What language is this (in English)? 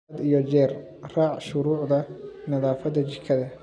Somali